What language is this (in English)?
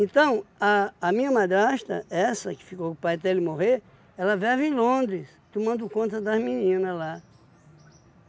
Portuguese